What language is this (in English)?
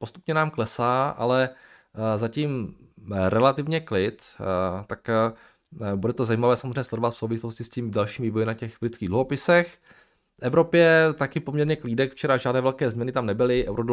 Czech